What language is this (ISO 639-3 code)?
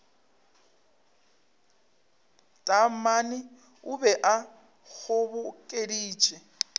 nso